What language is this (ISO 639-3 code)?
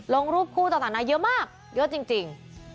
tha